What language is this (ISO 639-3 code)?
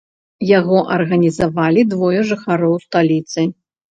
bel